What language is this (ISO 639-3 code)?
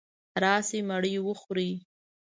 pus